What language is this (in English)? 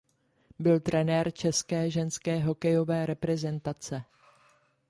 Czech